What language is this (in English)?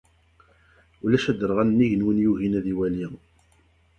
Kabyle